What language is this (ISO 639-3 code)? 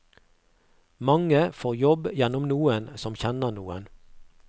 nor